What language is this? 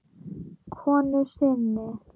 Icelandic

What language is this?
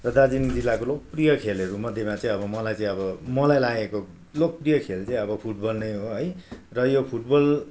Nepali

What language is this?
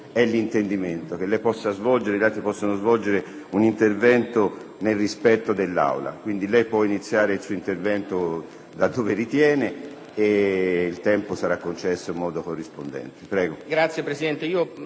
Italian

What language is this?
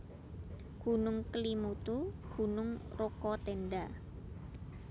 Javanese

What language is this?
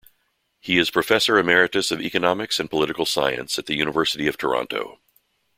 English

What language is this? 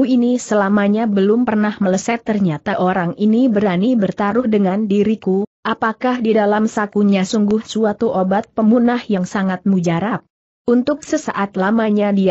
Indonesian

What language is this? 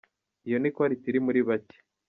Kinyarwanda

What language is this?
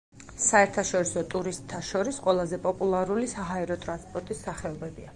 Georgian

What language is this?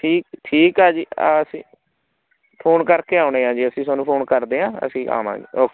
Punjabi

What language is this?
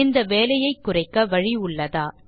Tamil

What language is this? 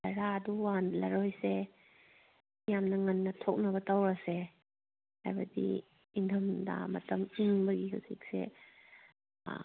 Manipuri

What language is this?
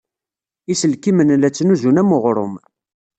Kabyle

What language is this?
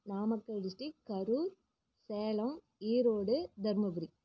Tamil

